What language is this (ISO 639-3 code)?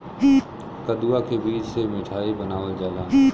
bho